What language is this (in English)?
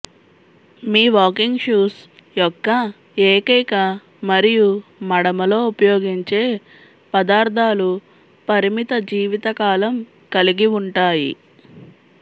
Telugu